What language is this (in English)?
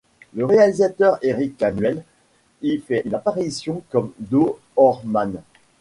French